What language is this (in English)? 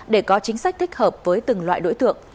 Vietnamese